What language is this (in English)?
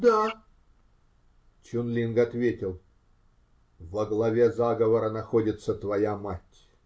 Russian